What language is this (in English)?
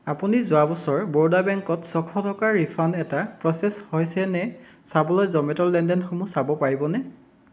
Assamese